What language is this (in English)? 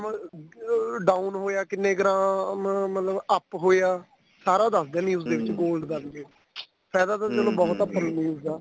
Punjabi